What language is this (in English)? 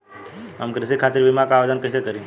Bhojpuri